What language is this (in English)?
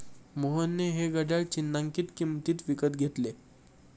Marathi